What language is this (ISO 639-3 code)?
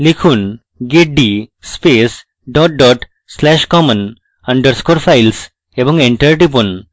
ben